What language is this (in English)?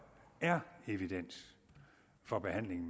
Danish